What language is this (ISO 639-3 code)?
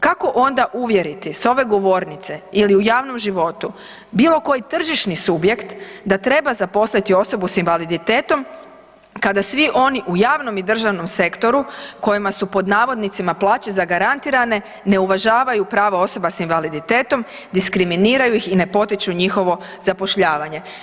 hrv